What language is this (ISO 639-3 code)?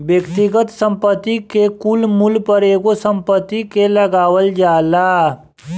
bho